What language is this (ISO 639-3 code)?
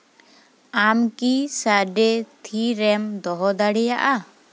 sat